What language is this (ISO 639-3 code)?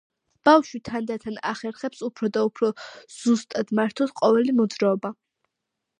kat